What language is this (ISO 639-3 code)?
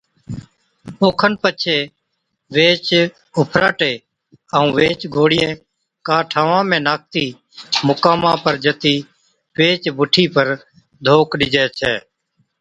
odk